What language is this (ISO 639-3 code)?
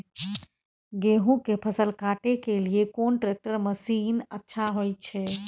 mai